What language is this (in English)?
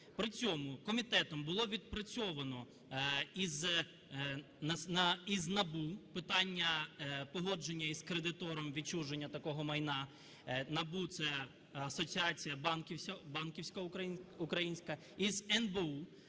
Ukrainian